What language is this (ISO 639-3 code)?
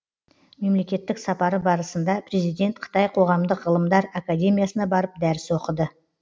kaz